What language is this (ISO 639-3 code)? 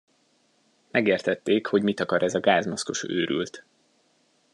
hun